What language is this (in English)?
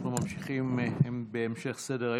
Hebrew